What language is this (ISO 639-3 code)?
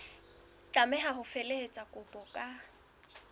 sot